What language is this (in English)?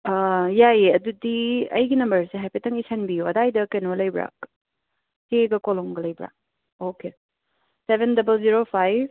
Manipuri